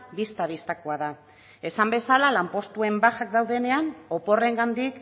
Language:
Basque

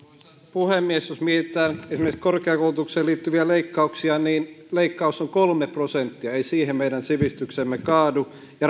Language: Finnish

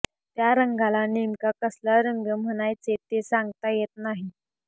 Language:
Marathi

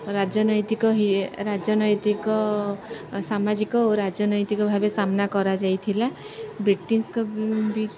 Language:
Odia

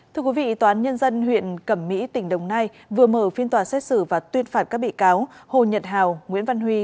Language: Vietnamese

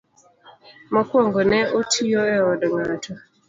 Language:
Luo (Kenya and Tanzania)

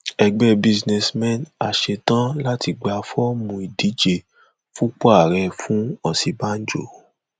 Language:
Yoruba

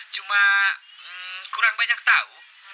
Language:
Indonesian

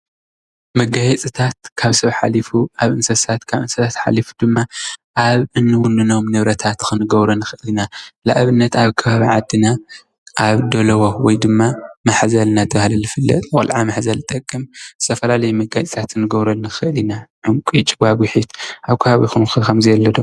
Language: Tigrinya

